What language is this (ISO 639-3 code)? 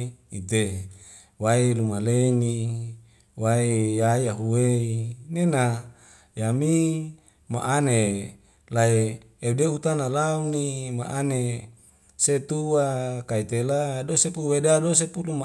weo